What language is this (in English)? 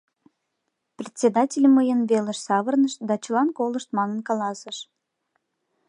Mari